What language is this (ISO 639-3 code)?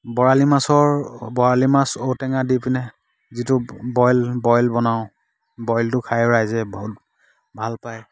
asm